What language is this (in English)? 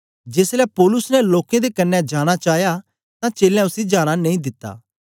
Dogri